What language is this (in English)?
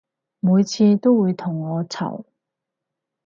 Cantonese